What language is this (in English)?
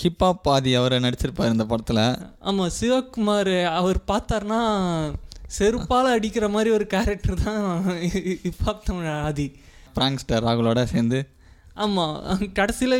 Tamil